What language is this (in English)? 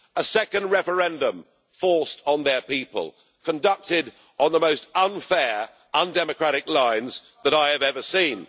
English